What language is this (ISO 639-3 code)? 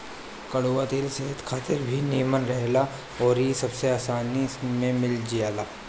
bho